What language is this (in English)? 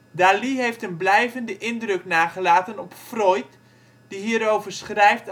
Dutch